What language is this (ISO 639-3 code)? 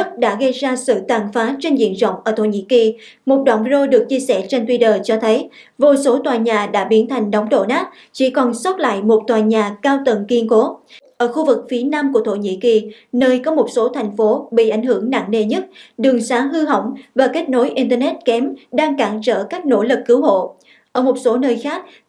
vie